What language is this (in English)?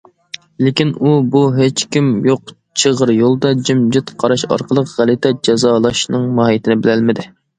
Uyghur